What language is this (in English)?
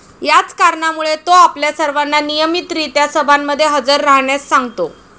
Marathi